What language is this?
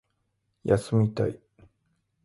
Japanese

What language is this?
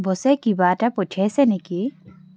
Assamese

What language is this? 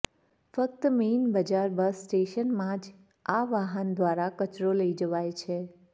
Gujarati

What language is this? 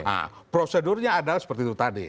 Indonesian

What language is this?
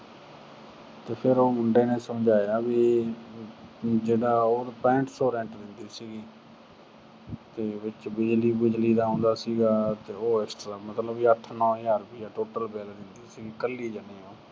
Punjabi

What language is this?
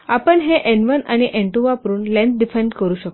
Marathi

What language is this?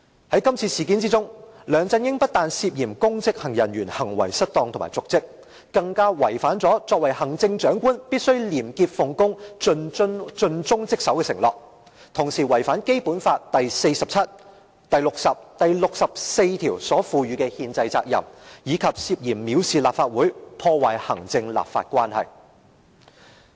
Cantonese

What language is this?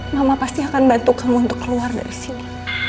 Indonesian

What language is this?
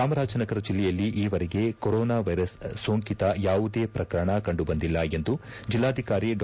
Kannada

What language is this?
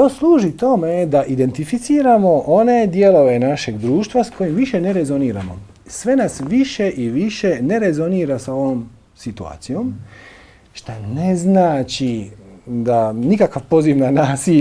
Macedonian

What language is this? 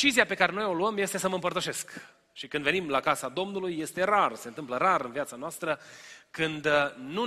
Romanian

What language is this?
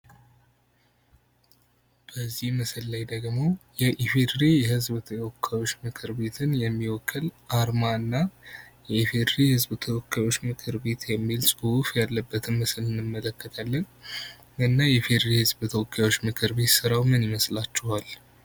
Amharic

